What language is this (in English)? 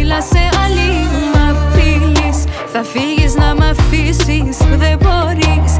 Greek